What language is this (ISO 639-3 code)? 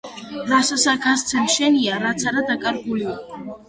kat